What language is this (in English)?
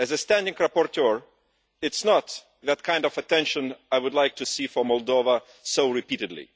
English